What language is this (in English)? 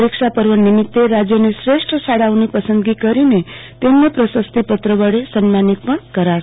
Gujarati